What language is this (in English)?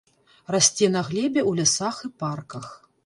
Belarusian